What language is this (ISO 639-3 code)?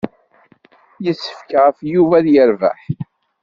kab